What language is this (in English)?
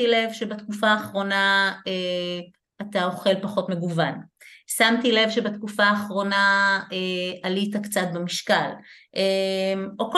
Hebrew